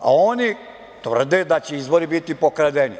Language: Serbian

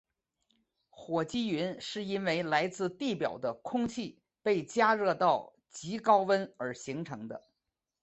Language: Chinese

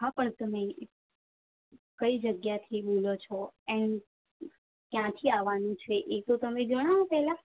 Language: Gujarati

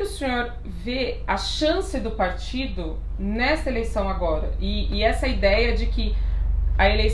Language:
Portuguese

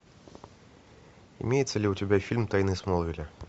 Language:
Russian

